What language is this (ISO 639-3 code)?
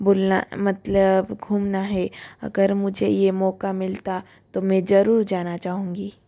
hin